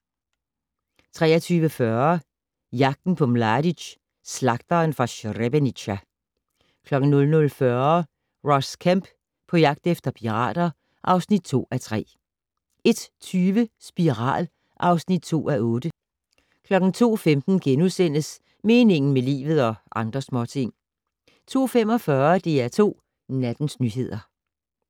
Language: Danish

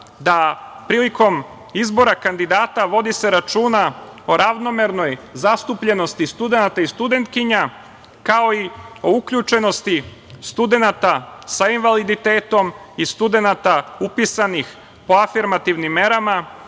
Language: Serbian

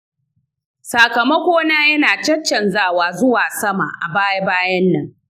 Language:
Hausa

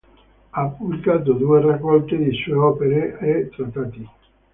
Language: Italian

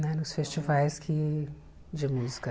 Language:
Portuguese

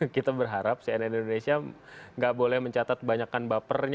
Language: Indonesian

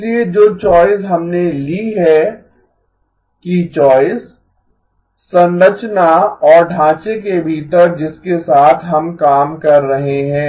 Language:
Hindi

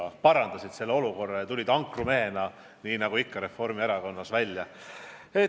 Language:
Estonian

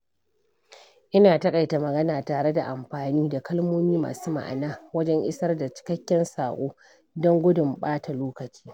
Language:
Hausa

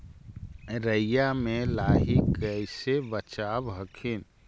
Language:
Magahi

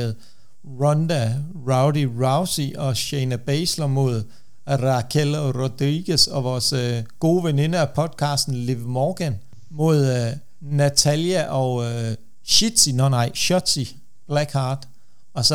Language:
Danish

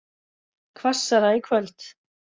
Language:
Icelandic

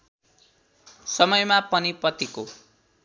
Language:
Nepali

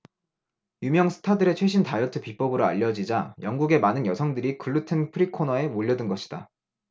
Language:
Korean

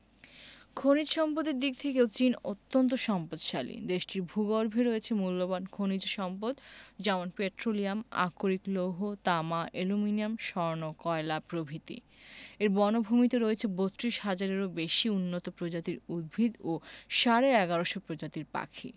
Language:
Bangla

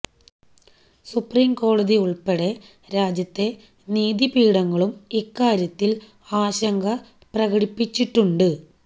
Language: Malayalam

